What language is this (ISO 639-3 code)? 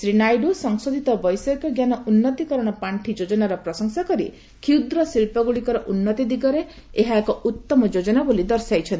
ori